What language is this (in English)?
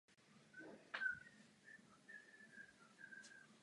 Czech